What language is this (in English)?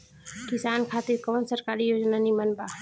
Bhojpuri